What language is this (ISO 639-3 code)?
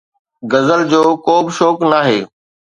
snd